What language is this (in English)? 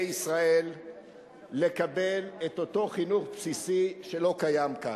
Hebrew